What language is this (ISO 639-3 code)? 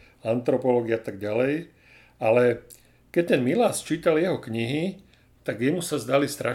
slk